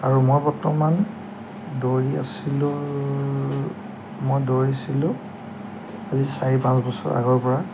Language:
Assamese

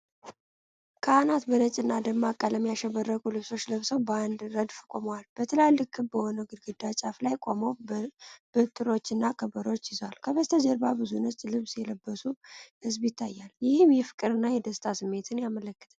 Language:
Amharic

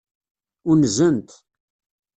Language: Kabyle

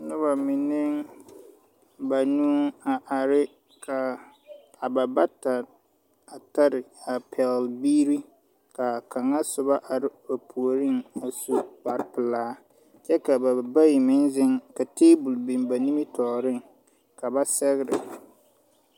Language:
Southern Dagaare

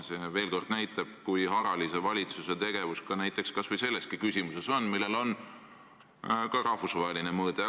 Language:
Estonian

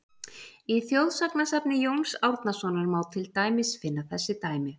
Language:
Icelandic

